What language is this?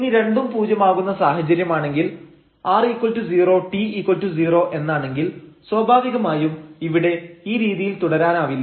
Malayalam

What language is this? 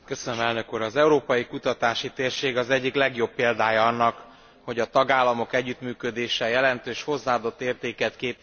Hungarian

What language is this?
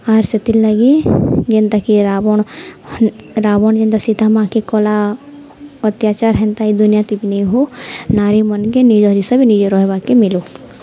Odia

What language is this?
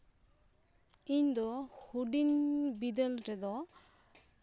Santali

